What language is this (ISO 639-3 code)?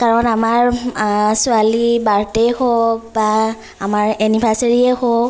asm